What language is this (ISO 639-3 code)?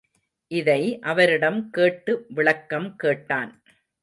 tam